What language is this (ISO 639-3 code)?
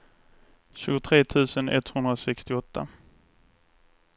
swe